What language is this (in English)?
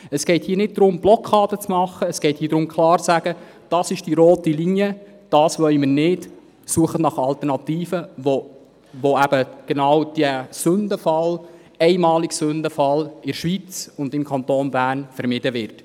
Swiss German